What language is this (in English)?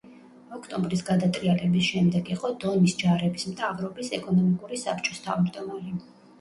Georgian